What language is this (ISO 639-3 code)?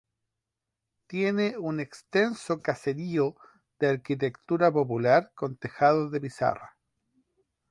spa